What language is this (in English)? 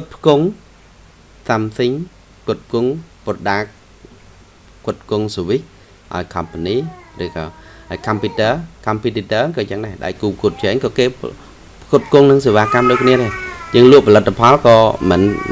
Vietnamese